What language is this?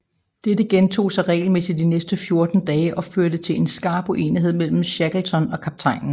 Danish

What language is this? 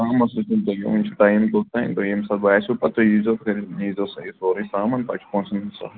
Kashmiri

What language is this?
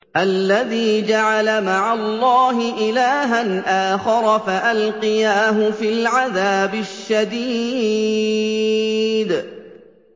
Arabic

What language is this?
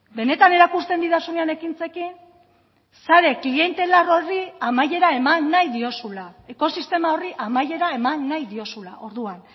Basque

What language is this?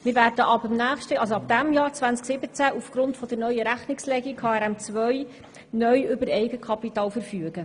Swiss German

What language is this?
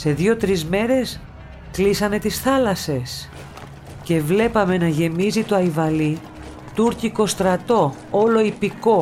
Greek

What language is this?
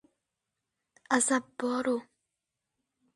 Uzbek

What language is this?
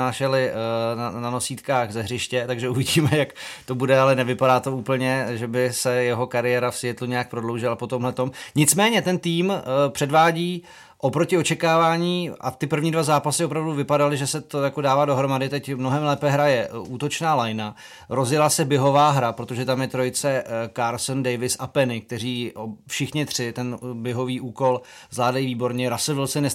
Czech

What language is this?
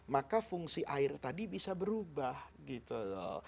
Indonesian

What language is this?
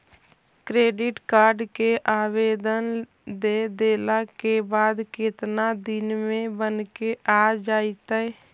Magahi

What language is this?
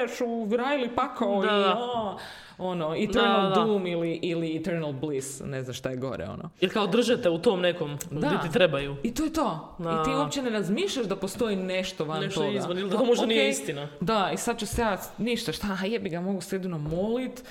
Croatian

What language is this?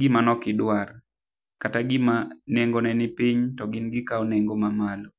Luo (Kenya and Tanzania)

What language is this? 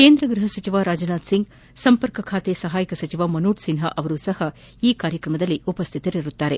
Kannada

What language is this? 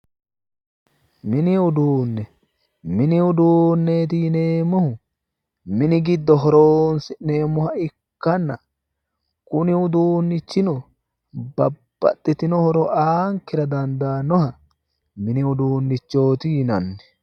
Sidamo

